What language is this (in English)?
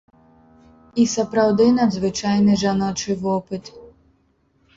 Belarusian